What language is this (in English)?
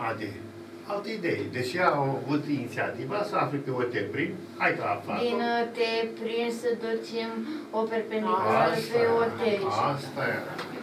Romanian